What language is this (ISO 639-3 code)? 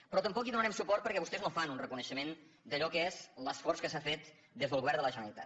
cat